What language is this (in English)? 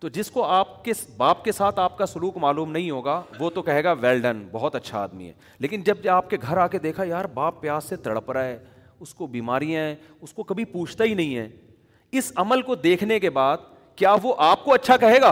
Urdu